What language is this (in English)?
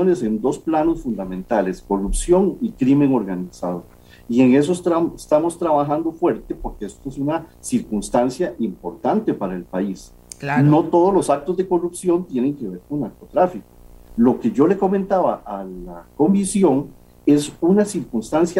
Spanish